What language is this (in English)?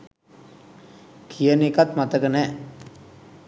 Sinhala